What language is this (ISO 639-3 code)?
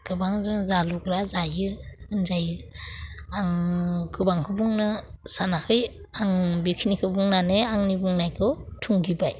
brx